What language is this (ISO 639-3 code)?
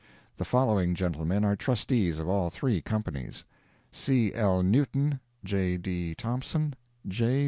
eng